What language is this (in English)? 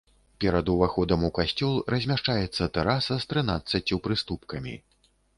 Belarusian